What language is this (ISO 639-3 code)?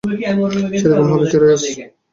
ben